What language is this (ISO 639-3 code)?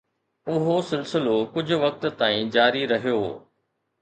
snd